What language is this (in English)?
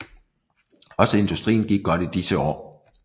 Danish